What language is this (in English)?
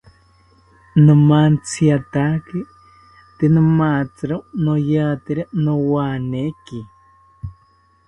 South Ucayali Ashéninka